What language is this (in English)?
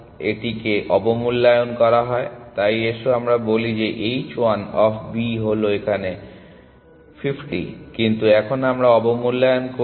Bangla